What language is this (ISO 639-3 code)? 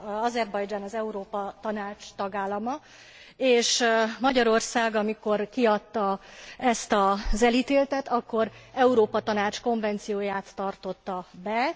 hun